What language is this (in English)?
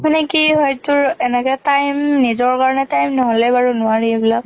Assamese